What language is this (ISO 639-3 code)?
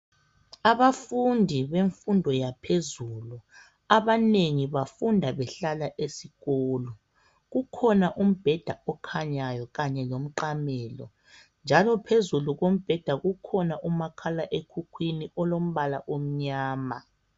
nde